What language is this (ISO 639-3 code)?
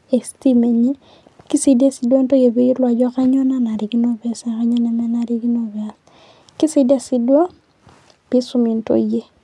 mas